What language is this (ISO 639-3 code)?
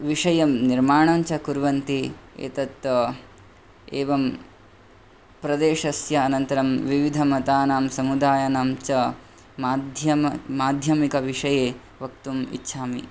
san